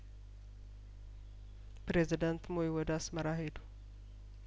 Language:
Amharic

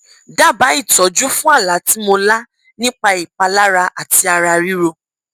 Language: Yoruba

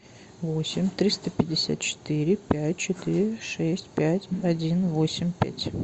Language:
Russian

